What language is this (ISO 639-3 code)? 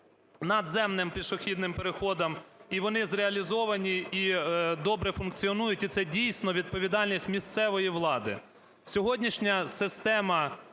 ukr